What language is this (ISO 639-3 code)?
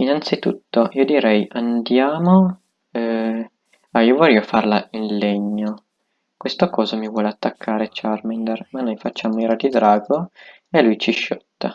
ita